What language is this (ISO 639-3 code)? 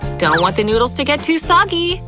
eng